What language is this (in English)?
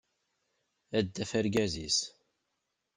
Kabyle